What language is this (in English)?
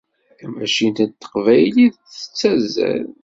Kabyle